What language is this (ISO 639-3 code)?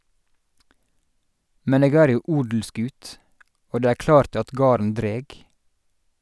nor